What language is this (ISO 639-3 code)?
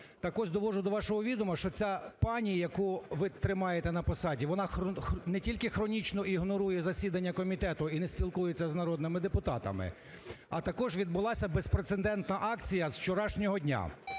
ukr